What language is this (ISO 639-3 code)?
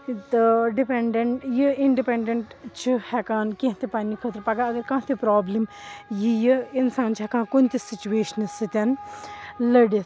kas